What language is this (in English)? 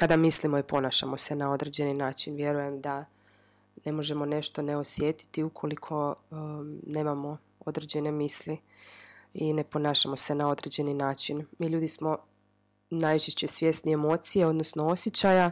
Croatian